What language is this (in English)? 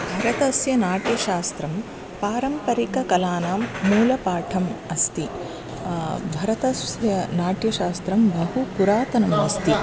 Sanskrit